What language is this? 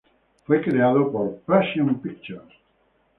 Spanish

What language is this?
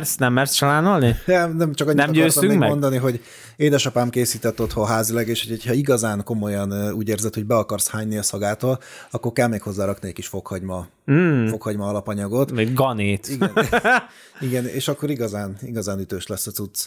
Hungarian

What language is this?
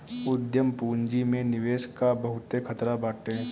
Bhojpuri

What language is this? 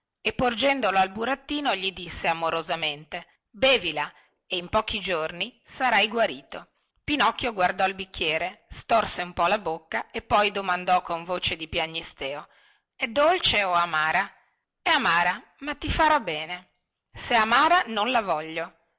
Italian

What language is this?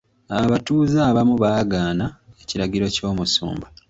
Ganda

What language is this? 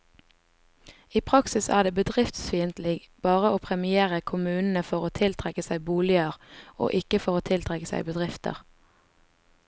Norwegian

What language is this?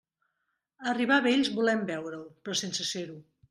Catalan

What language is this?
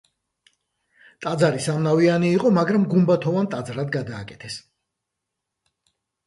Georgian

